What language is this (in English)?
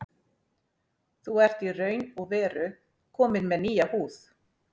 Icelandic